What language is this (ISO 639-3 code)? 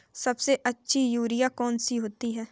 hin